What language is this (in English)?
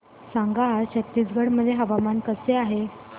Marathi